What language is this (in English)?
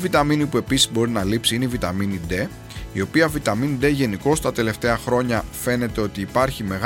Greek